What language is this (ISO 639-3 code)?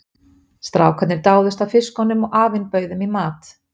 isl